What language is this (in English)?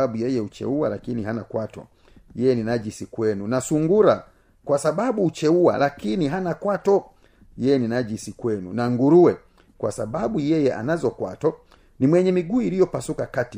Swahili